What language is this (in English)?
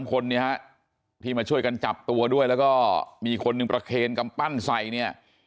Thai